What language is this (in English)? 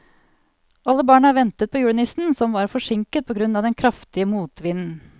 Norwegian